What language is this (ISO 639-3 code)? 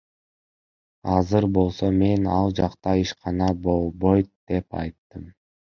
kir